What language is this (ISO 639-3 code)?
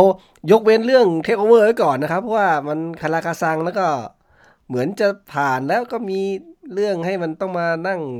tha